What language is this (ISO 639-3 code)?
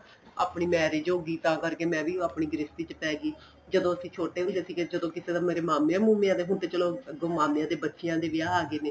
pan